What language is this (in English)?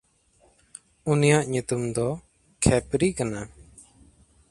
Santali